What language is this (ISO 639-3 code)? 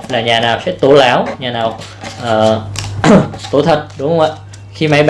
vie